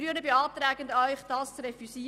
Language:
Swiss German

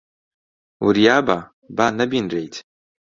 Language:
Central Kurdish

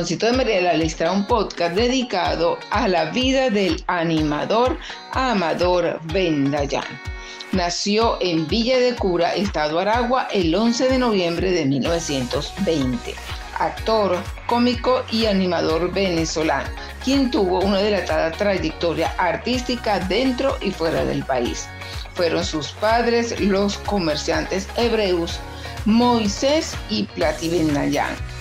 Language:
Spanish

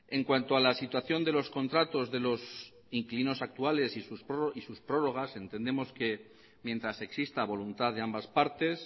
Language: Spanish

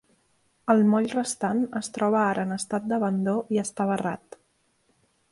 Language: Catalan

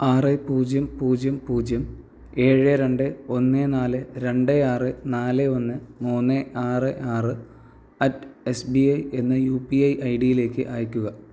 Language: Malayalam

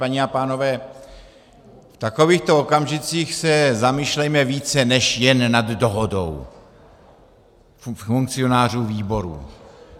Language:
Czech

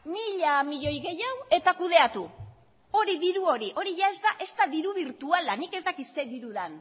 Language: Basque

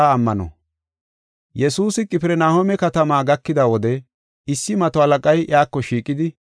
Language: Gofa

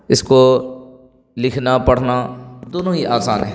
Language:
Urdu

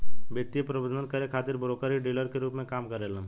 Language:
Bhojpuri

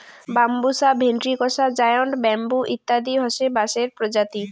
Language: Bangla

